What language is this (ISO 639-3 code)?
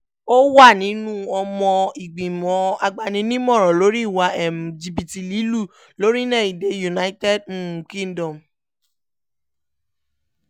yor